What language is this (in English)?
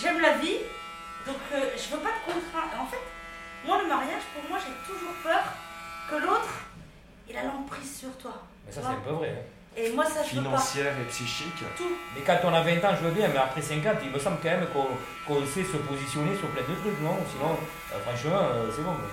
French